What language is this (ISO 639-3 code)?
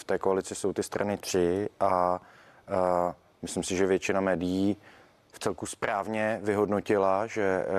ces